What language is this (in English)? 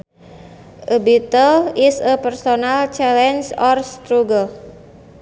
Sundanese